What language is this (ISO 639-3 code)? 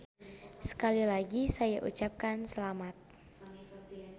sun